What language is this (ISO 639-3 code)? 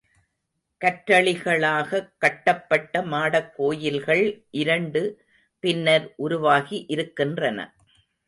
tam